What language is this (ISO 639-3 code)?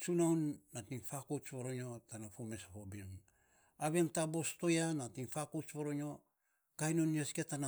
sps